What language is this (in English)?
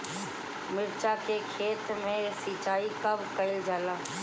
Bhojpuri